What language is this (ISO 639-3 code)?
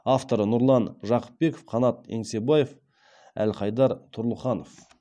kaz